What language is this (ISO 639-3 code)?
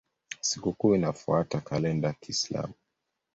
swa